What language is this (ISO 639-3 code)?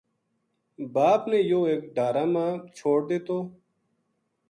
gju